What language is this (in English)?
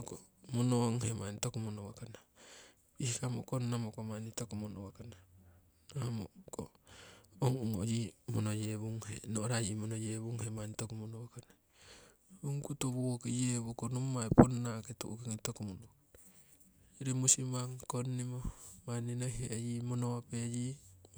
Siwai